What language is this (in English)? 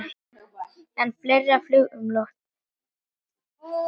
Icelandic